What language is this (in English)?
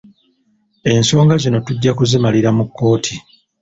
Ganda